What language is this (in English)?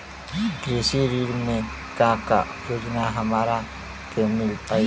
Bhojpuri